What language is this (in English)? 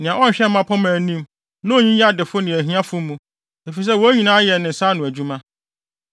Akan